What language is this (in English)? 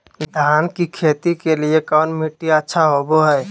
Magahi